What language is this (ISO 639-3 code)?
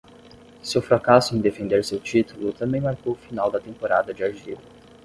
por